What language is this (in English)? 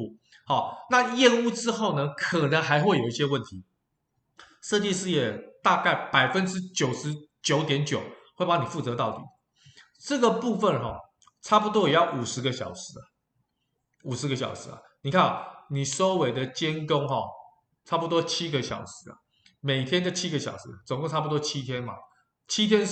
Chinese